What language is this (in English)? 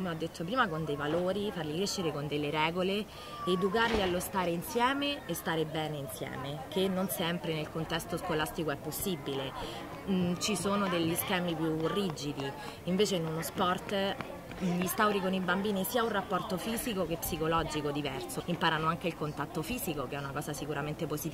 Italian